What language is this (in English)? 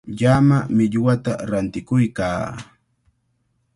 Cajatambo North Lima Quechua